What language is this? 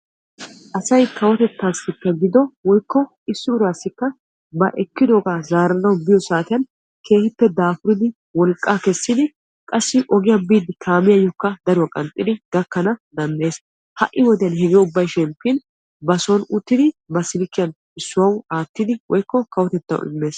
Wolaytta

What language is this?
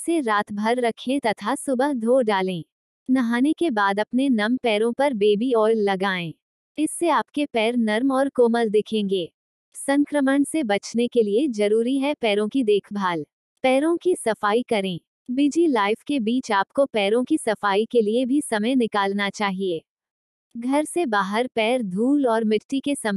Hindi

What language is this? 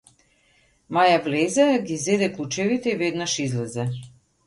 Macedonian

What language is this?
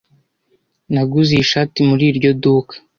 Kinyarwanda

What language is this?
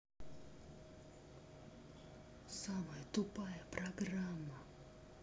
Russian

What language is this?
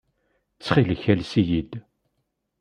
Kabyle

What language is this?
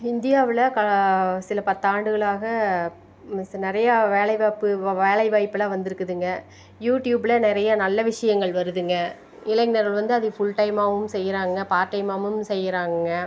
Tamil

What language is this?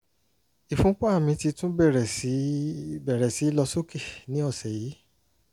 Yoruba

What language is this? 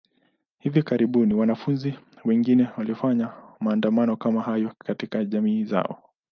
Swahili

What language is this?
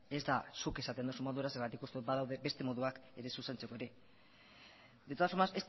Basque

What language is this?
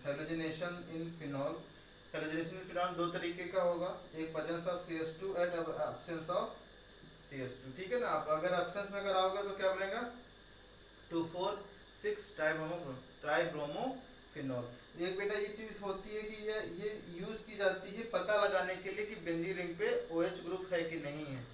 Hindi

